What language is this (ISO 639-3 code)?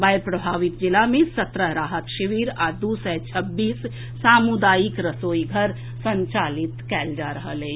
mai